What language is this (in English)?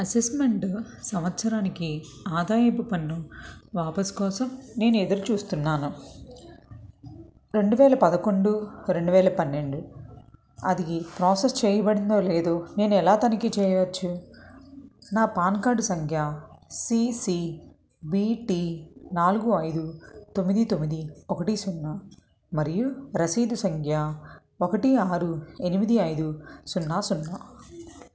Telugu